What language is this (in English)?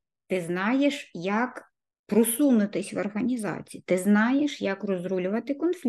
Ukrainian